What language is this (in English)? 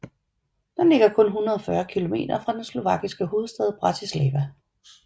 Danish